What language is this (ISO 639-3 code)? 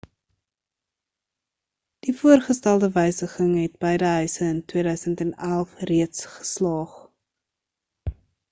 afr